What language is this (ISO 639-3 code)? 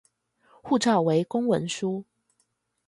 zho